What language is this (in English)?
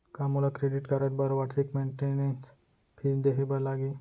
Chhattisgarhi